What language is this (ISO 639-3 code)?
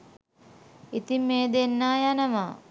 sin